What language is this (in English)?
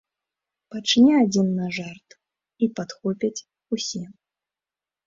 Belarusian